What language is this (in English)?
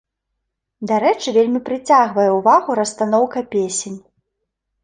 Belarusian